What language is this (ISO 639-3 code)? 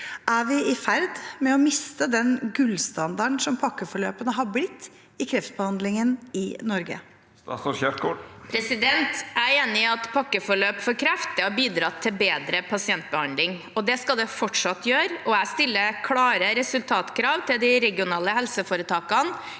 nor